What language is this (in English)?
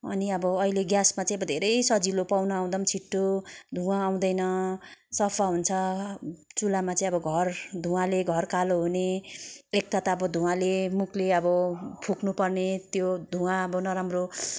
Nepali